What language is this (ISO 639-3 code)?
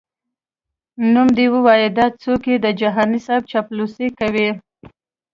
pus